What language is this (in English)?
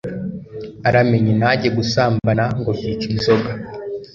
Kinyarwanda